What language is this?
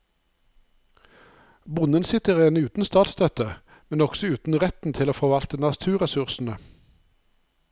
Norwegian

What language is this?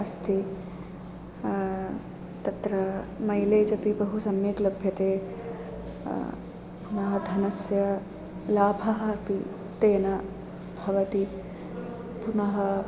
Sanskrit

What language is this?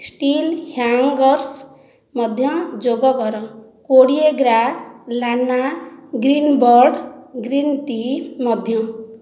Odia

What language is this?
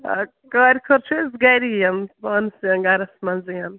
Kashmiri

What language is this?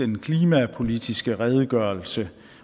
Danish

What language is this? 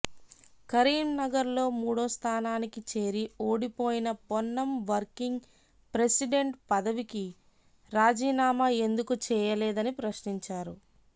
Telugu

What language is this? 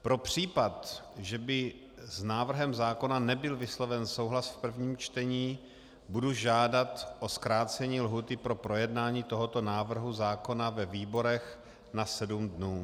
Czech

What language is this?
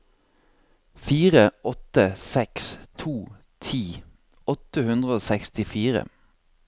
Norwegian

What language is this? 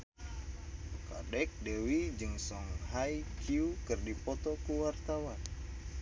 Sundanese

